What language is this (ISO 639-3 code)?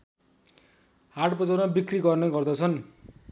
nep